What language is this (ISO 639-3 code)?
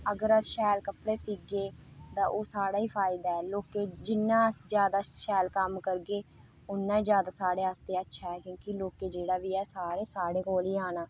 doi